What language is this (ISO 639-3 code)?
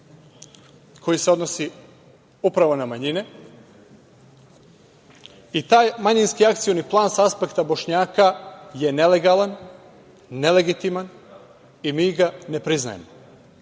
srp